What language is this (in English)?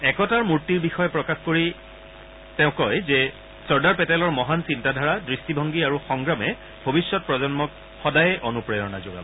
Assamese